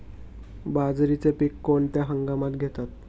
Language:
Marathi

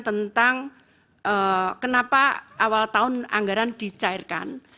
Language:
Indonesian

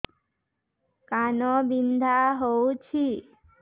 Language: Odia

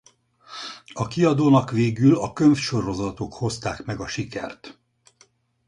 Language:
Hungarian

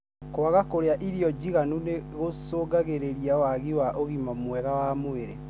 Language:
Kikuyu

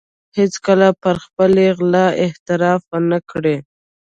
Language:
Pashto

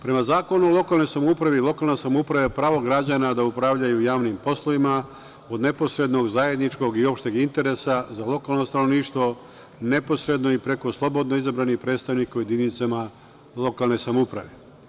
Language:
Serbian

